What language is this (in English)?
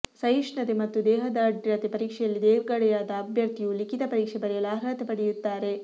Kannada